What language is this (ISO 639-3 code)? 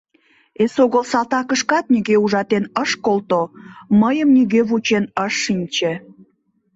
chm